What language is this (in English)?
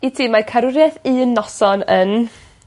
Welsh